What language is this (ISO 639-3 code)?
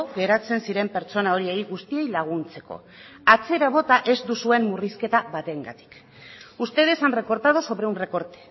eus